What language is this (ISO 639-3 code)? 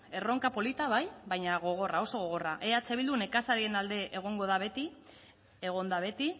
eus